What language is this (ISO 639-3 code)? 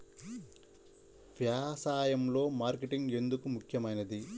tel